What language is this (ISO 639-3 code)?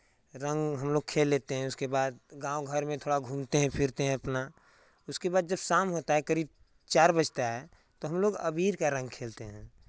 hin